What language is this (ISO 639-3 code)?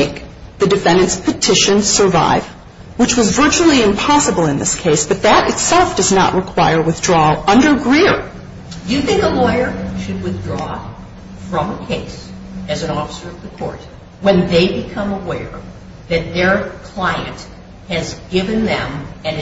eng